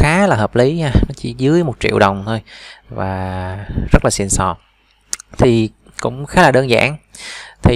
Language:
Vietnamese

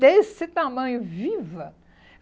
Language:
Portuguese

